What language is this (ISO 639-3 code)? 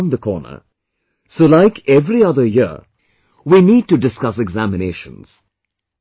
eng